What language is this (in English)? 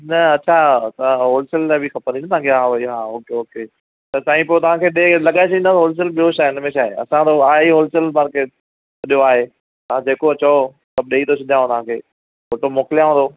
Sindhi